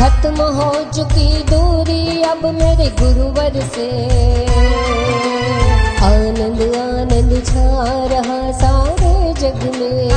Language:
Hindi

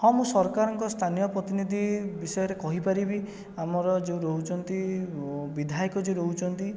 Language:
Odia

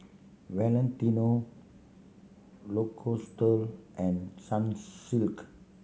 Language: English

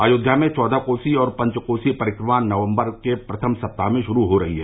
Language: Hindi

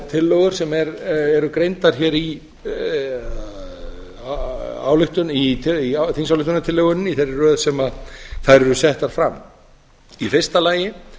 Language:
Icelandic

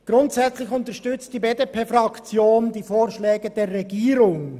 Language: Swiss German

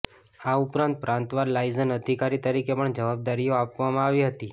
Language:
Gujarati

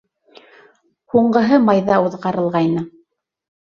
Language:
Bashkir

